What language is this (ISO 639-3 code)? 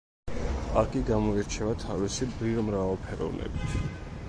kat